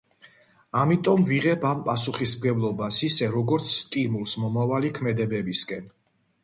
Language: Georgian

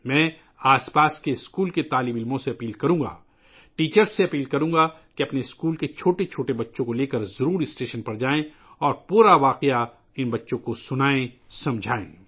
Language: Urdu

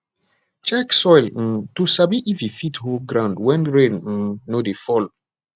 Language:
Nigerian Pidgin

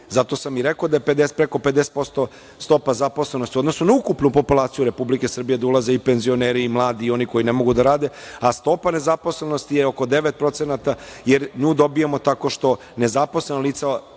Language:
Serbian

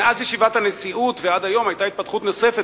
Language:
Hebrew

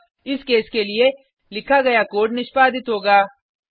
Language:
Hindi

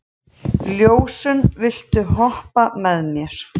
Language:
Icelandic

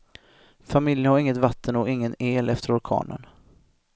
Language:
Swedish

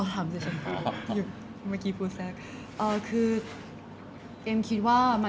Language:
Thai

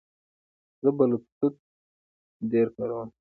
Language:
Pashto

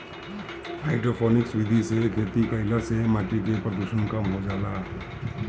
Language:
Bhojpuri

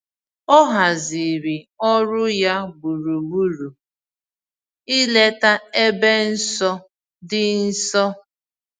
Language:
Igbo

